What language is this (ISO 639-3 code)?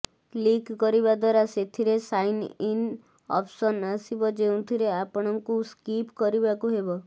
ori